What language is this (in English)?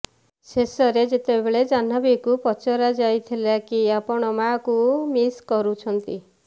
Odia